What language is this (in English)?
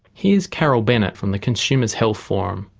English